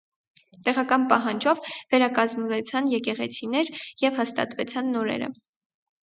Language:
Armenian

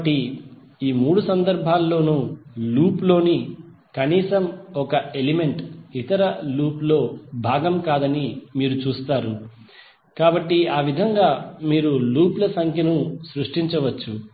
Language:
Telugu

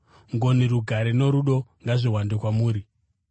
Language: Shona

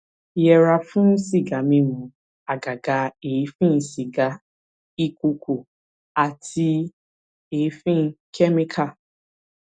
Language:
Yoruba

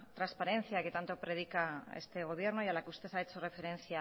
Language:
Spanish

